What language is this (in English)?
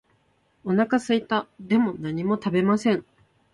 Japanese